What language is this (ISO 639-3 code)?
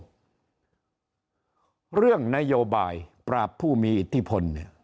tha